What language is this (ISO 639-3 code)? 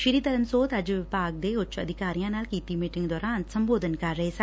pan